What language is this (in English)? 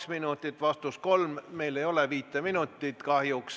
Estonian